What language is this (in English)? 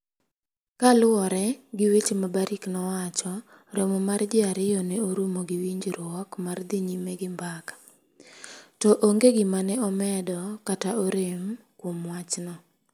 Luo (Kenya and Tanzania)